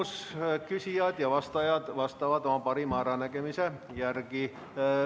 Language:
Estonian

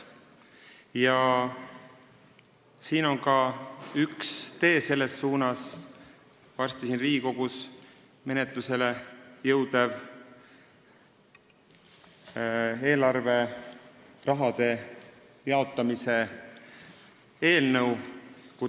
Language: Estonian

